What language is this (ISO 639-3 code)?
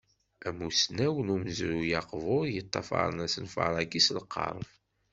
kab